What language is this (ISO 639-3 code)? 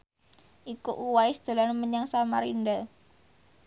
jav